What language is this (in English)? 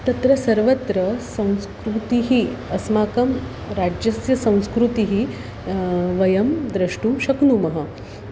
Sanskrit